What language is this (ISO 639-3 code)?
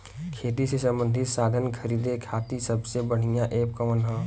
bho